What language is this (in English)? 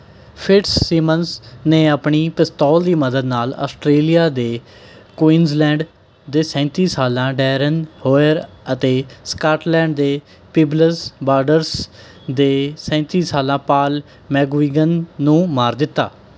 Punjabi